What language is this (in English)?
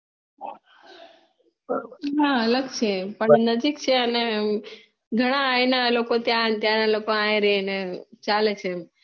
Gujarati